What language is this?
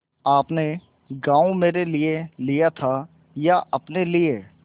Hindi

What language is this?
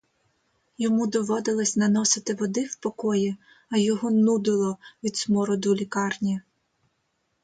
Ukrainian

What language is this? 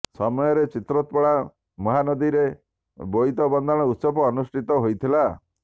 Odia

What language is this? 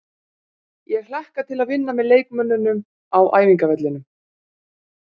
Icelandic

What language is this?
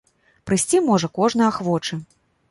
Belarusian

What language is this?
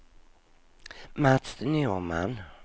Swedish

